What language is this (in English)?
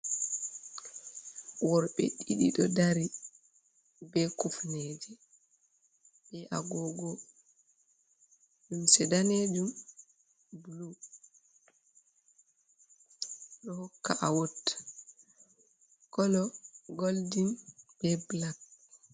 Fula